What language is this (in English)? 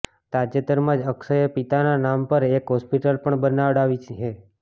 Gujarati